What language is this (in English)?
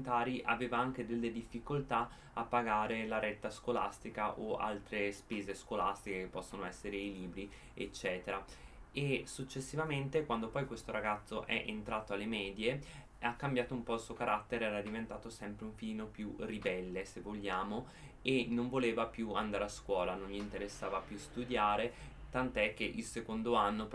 Italian